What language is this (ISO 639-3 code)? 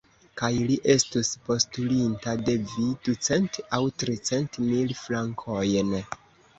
epo